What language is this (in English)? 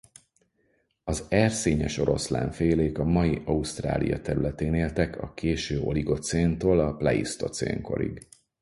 Hungarian